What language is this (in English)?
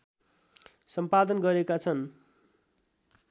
Nepali